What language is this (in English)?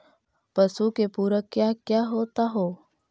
Magahi